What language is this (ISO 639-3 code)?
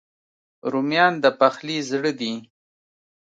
pus